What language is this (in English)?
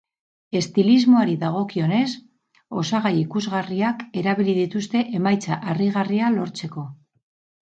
Basque